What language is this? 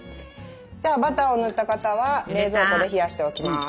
Japanese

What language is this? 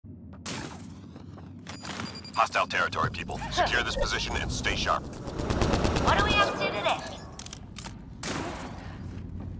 English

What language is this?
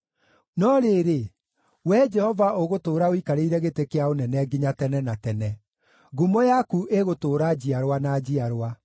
Kikuyu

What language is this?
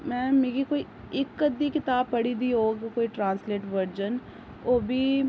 Dogri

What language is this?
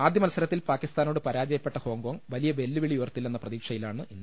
Malayalam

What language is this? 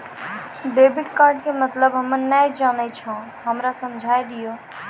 Maithili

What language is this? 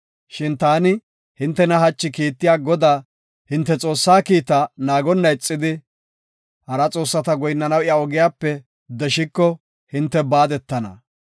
Gofa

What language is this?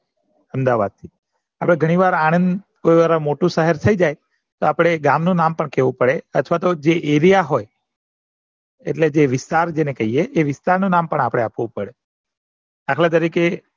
Gujarati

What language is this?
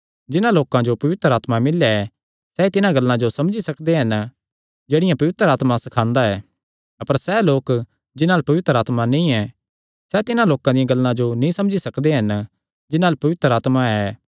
Kangri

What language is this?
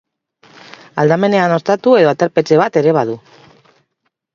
Basque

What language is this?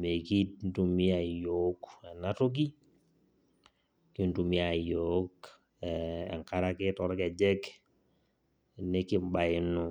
Masai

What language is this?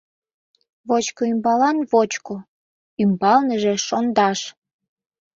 Mari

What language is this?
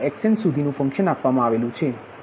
Gujarati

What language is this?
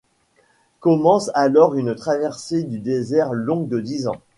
French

